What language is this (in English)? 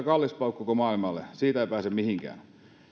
Finnish